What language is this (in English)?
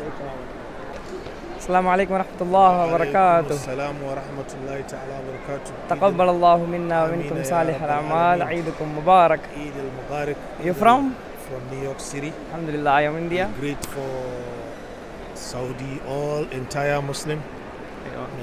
Arabic